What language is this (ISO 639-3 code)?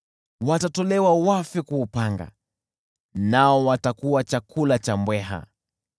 swa